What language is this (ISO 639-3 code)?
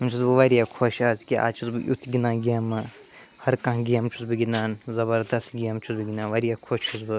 kas